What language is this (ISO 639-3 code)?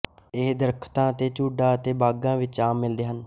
pan